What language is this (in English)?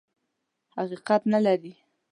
Pashto